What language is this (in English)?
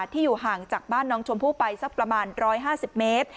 Thai